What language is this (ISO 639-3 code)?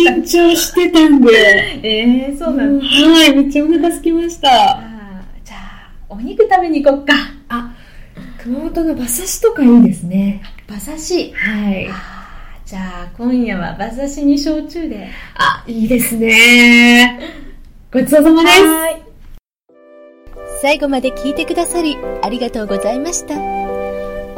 jpn